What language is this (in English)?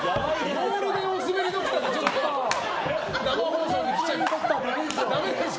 Japanese